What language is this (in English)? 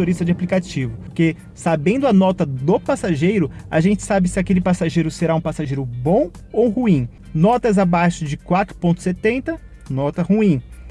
Portuguese